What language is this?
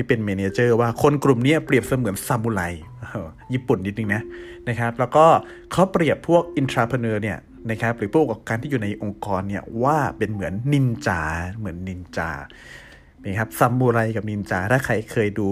Thai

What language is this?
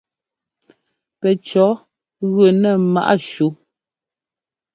Ngomba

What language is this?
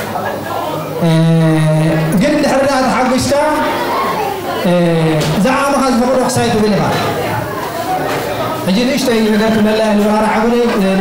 Arabic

